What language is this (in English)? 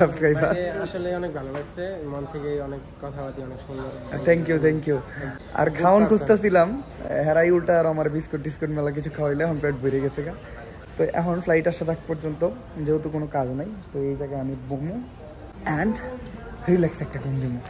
Bangla